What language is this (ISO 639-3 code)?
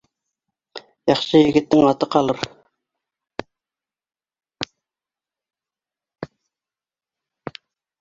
bak